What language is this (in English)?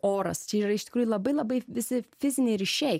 Lithuanian